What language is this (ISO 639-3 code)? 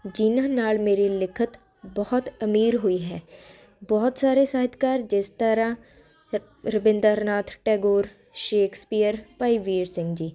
pan